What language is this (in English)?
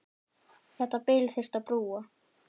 Icelandic